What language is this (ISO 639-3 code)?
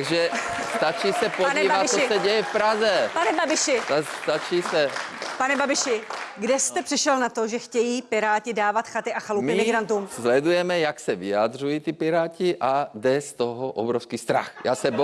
ces